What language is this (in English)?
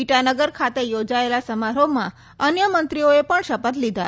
Gujarati